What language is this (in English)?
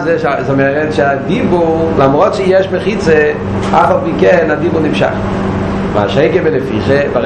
Hebrew